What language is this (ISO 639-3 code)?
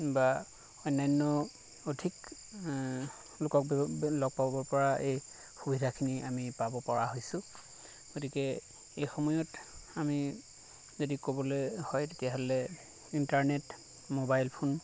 asm